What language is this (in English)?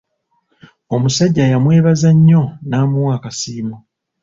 Ganda